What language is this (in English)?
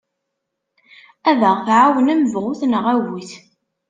Kabyle